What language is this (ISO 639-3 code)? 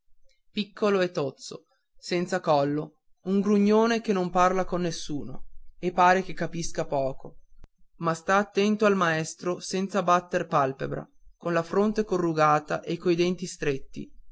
ita